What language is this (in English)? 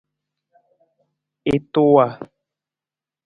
Nawdm